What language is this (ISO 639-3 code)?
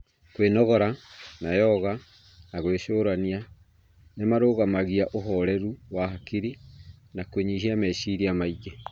kik